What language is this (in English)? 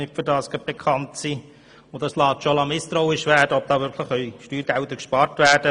Swiss German